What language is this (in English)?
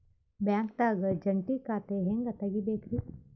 Kannada